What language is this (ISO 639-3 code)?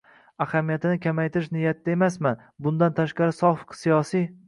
uzb